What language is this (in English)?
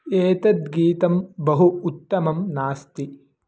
Sanskrit